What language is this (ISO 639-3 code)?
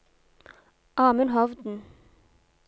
nor